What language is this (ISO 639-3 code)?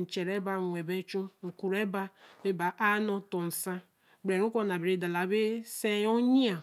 elm